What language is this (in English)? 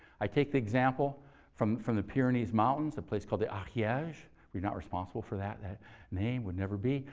English